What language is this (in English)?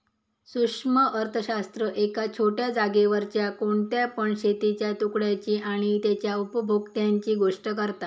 Marathi